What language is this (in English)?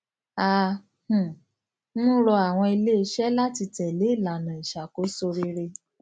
Yoruba